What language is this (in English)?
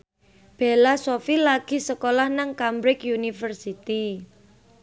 Javanese